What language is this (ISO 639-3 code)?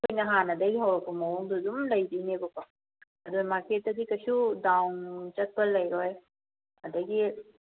mni